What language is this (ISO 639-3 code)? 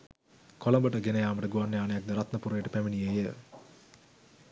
sin